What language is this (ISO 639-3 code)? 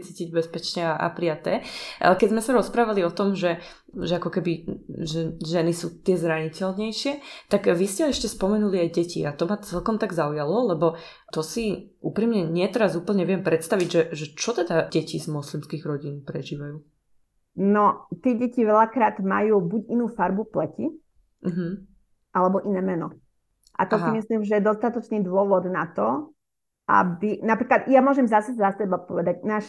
slk